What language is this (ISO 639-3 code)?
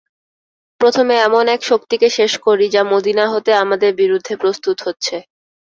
ben